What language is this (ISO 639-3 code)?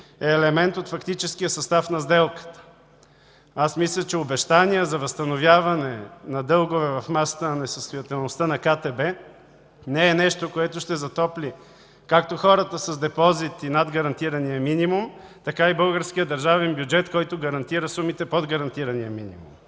bul